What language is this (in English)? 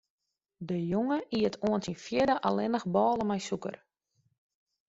Western Frisian